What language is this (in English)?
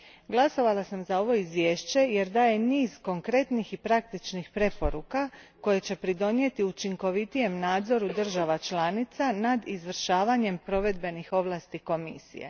Croatian